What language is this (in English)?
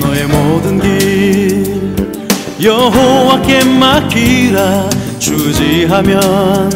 Korean